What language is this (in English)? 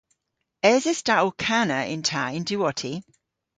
Cornish